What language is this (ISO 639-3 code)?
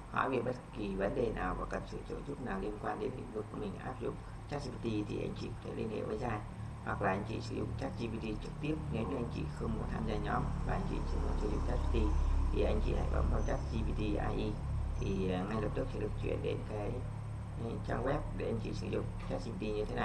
vie